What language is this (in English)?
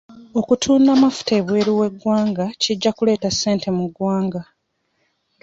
Ganda